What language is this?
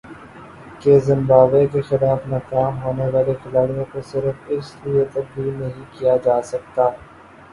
Urdu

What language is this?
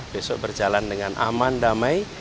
Indonesian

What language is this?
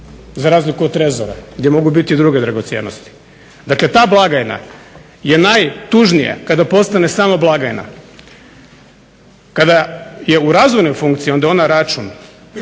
Croatian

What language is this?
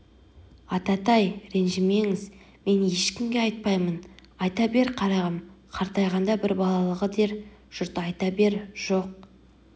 Kazakh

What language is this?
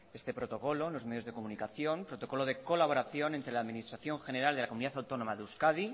Spanish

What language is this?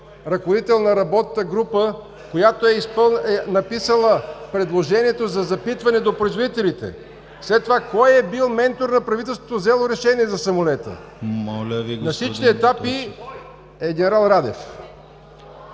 Bulgarian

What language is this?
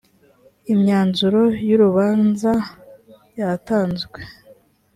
Kinyarwanda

